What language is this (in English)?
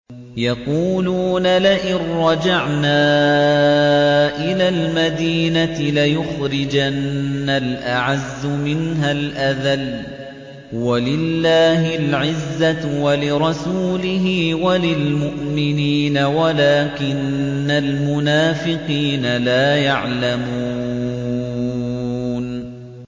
Arabic